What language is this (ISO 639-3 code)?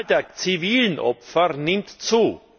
deu